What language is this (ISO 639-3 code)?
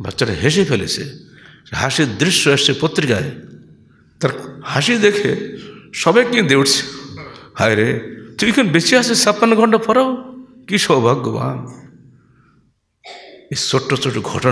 ara